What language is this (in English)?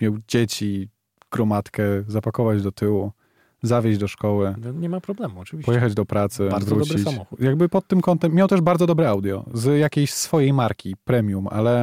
Polish